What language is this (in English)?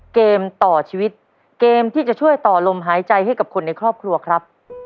Thai